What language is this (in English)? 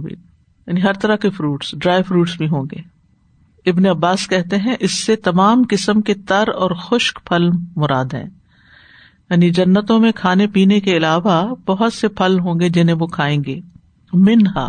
Urdu